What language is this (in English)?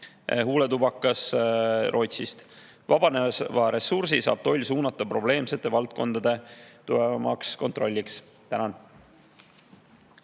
Estonian